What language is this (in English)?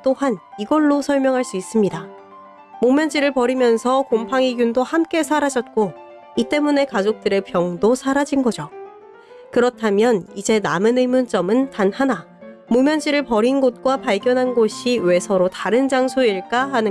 Korean